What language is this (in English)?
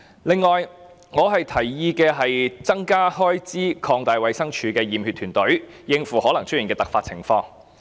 Cantonese